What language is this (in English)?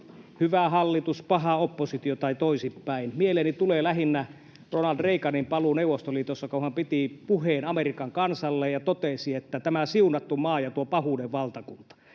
Finnish